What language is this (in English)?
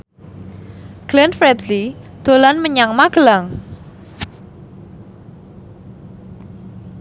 Javanese